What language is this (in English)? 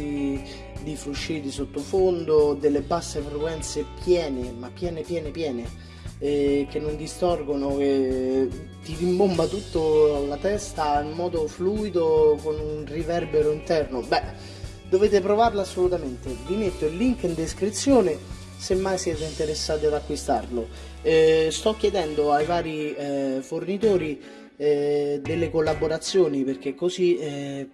Italian